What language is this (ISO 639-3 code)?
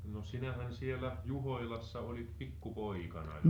fin